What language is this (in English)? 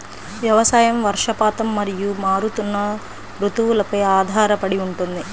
Telugu